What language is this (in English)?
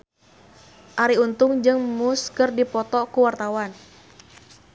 Sundanese